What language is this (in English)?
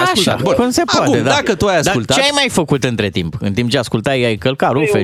Romanian